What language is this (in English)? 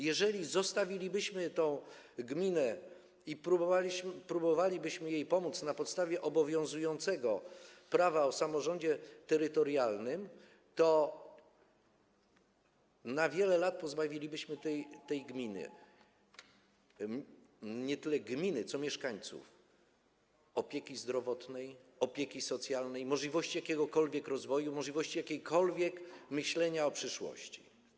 Polish